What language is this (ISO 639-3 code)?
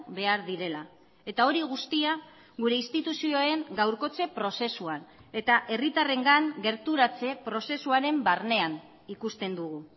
eus